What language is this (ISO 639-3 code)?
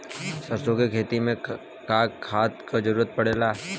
bho